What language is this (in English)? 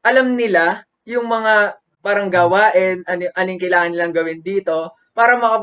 Filipino